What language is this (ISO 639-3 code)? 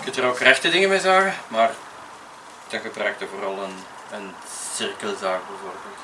nld